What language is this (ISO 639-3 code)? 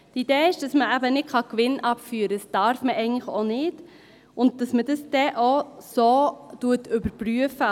gsw